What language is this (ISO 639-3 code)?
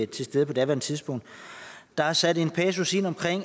dan